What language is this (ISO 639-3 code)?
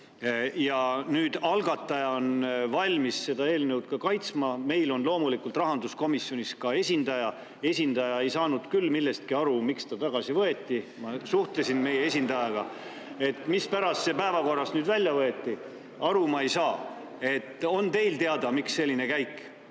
est